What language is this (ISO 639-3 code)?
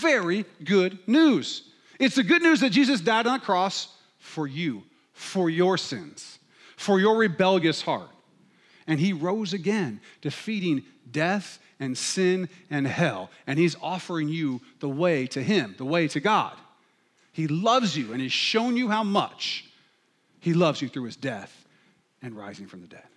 eng